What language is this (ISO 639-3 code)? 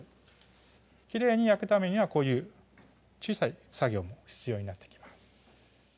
jpn